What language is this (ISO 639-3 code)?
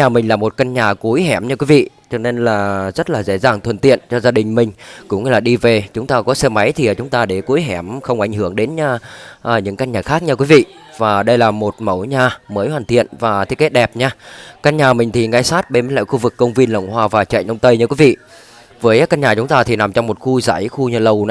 vie